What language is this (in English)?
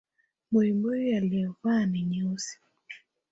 Swahili